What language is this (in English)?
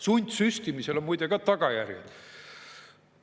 Estonian